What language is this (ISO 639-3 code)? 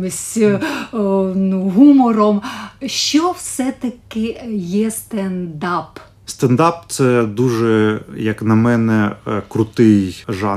ukr